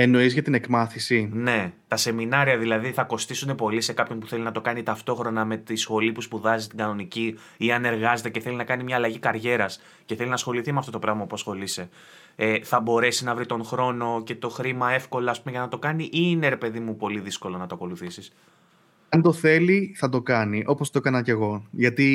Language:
Greek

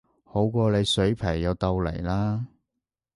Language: Cantonese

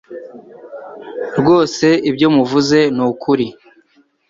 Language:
Kinyarwanda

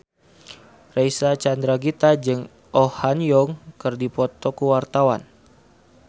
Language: Sundanese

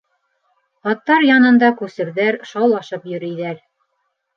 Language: Bashkir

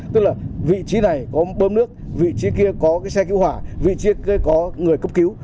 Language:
Vietnamese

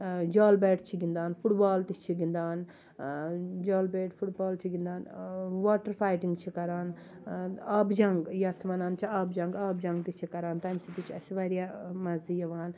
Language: Kashmiri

